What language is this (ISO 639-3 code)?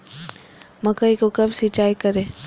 mag